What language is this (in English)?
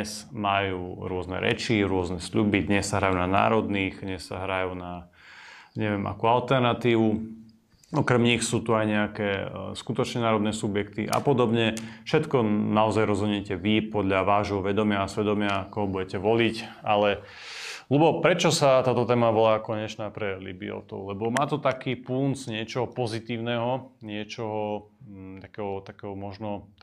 Slovak